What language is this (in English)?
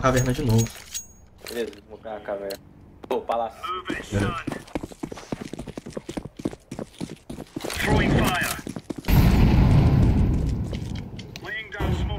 Portuguese